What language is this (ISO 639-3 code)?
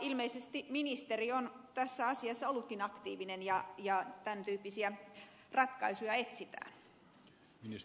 fin